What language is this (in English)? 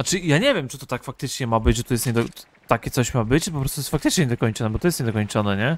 Polish